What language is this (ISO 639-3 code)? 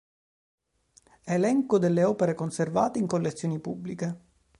ita